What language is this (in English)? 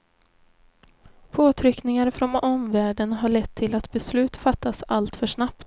Swedish